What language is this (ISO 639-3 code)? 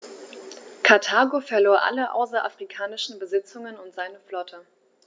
deu